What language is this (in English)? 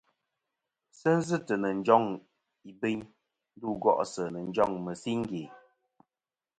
Kom